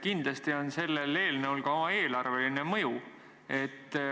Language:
Estonian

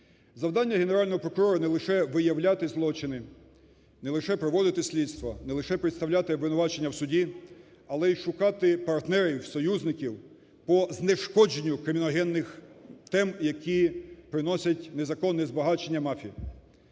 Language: Ukrainian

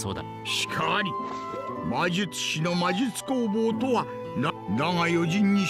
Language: Japanese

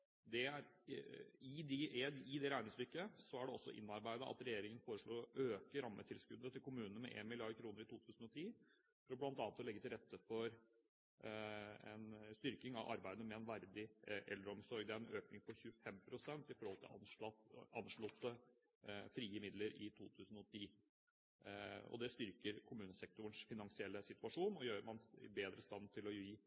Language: Norwegian Bokmål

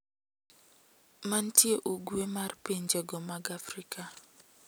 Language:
Luo (Kenya and Tanzania)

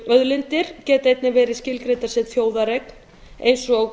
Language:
Icelandic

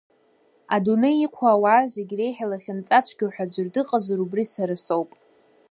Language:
Abkhazian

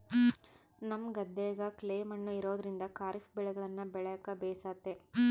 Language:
Kannada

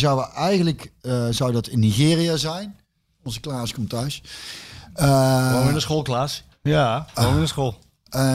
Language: Dutch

